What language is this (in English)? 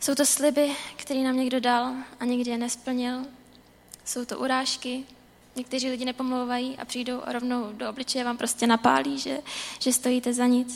Czech